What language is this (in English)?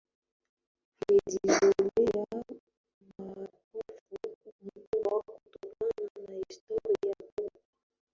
Swahili